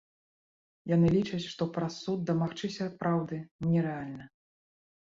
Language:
Belarusian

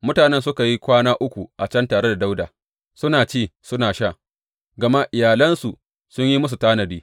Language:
Hausa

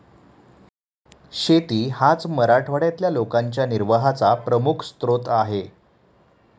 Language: Marathi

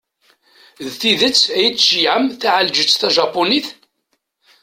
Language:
Kabyle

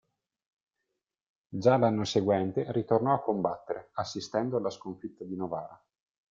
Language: Italian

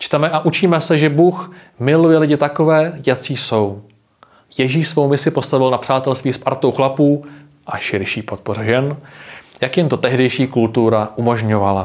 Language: Czech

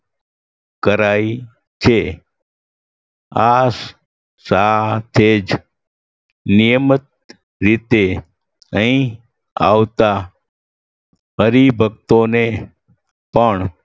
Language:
Gujarati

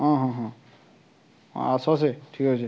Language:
Odia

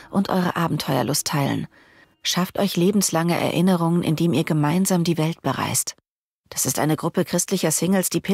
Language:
German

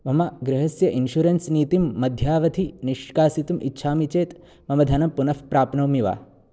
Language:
Sanskrit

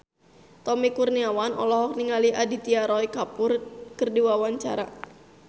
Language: Sundanese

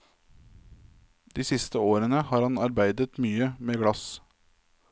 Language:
Norwegian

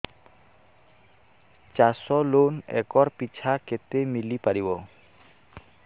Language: Odia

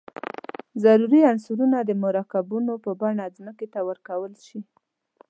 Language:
Pashto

